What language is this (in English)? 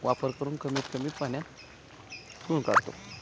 Marathi